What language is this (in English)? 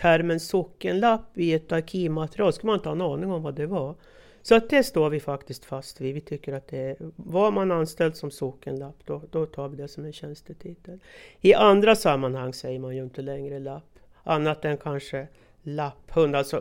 Swedish